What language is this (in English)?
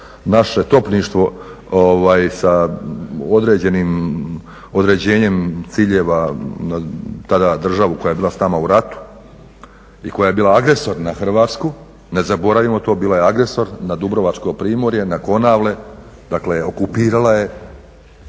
Croatian